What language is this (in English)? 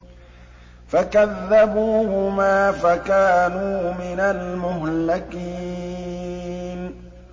Arabic